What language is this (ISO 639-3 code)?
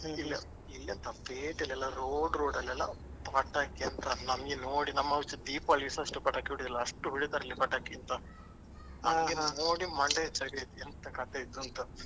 kan